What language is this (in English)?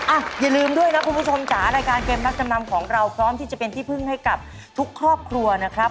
Thai